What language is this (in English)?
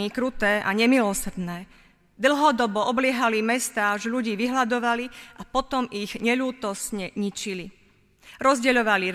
Slovak